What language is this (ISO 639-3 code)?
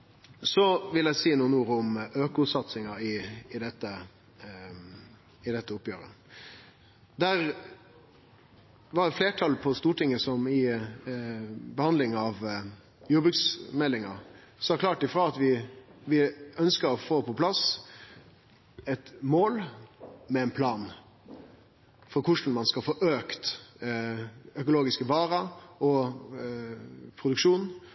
nno